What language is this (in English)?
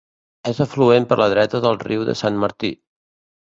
Catalan